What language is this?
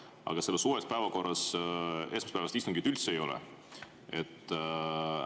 Estonian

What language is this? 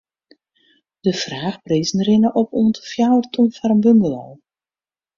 Western Frisian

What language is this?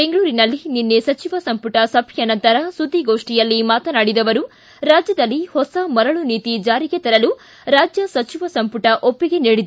Kannada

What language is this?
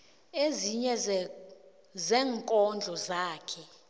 South Ndebele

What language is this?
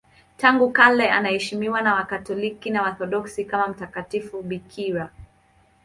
Swahili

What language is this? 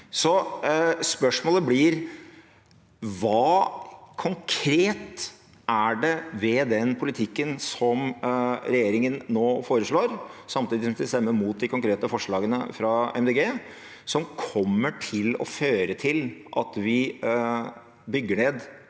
Norwegian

